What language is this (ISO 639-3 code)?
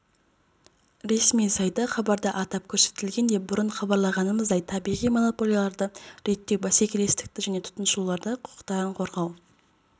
kaz